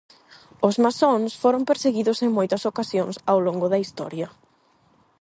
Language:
Galician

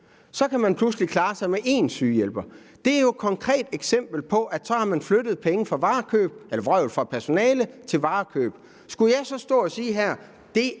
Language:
Danish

